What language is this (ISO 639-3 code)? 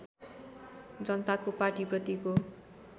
nep